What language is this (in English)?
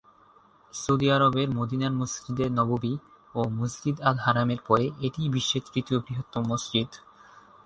Bangla